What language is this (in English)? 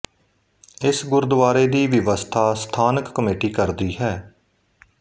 Punjabi